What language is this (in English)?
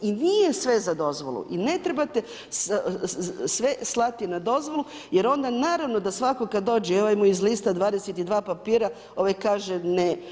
Croatian